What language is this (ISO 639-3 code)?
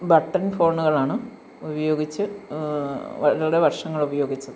mal